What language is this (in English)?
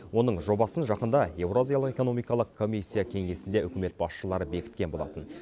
Kazakh